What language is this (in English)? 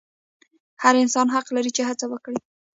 Pashto